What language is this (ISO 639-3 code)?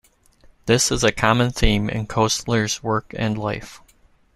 eng